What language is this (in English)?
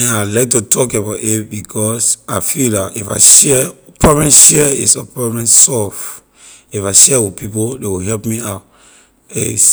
Liberian English